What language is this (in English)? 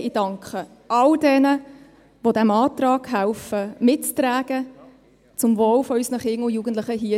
Swiss German